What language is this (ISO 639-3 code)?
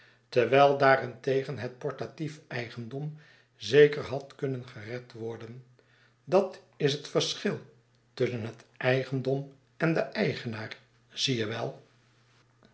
nld